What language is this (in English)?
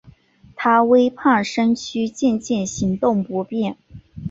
Chinese